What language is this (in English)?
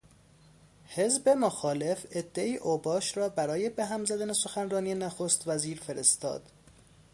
Persian